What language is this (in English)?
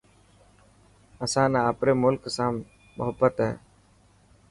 Dhatki